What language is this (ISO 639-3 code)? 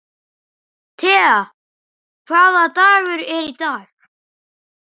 isl